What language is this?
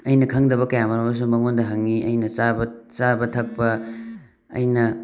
Manipuri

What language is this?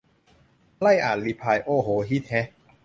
Thai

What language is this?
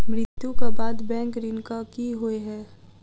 Maithili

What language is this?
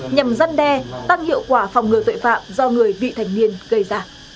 Vietnamese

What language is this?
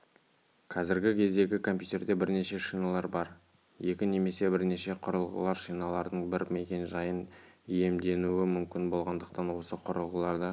Kazakh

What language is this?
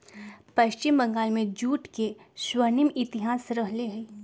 Magahi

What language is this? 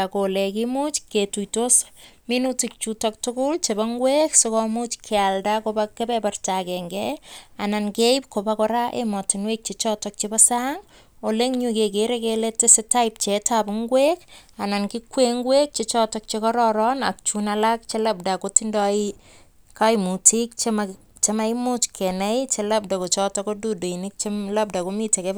Kalenjin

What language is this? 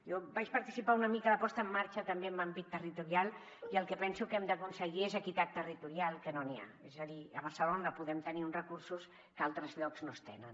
Catalan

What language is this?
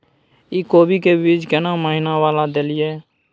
Maithili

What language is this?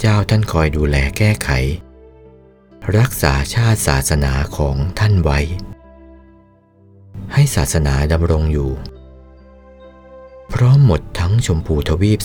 Thai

